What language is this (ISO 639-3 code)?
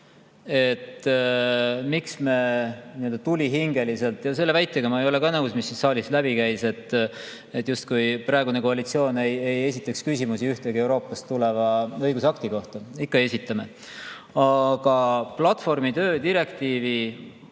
est